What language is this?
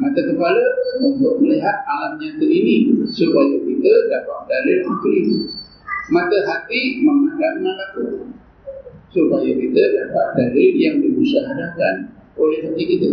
Malay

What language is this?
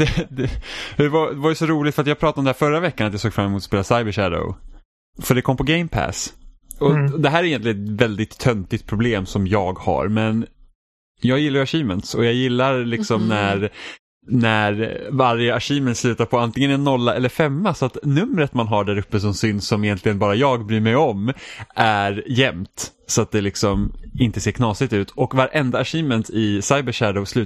Swedish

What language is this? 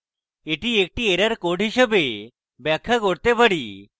Bangla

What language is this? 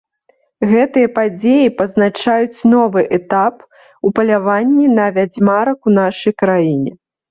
Belarusian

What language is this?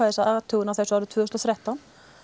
Icelandic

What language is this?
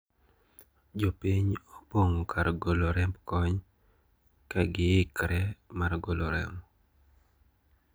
Luo (Kenya and Tanzania)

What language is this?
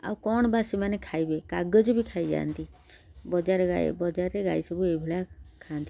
Odia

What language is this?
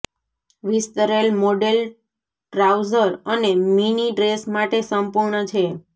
Gujarati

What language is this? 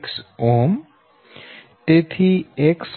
Gujarati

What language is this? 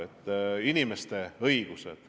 Estonian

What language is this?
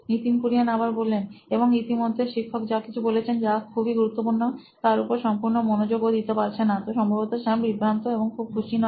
Bangla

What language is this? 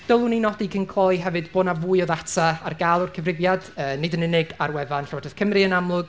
Welsh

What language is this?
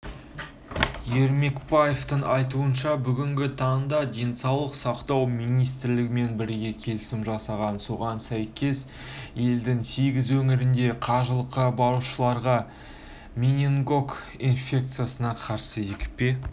Kazakh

